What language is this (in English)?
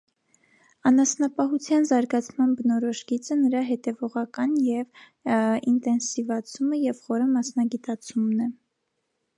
Armenian